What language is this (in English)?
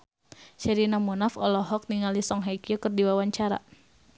Sundanese